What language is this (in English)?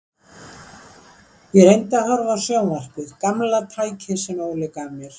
Icelandic